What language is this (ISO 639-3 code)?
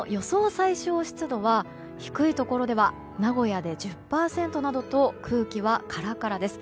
jpn